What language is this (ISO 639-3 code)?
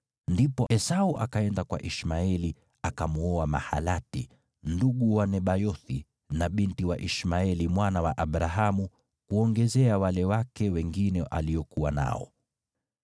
swa